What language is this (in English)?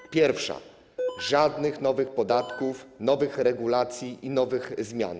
Polish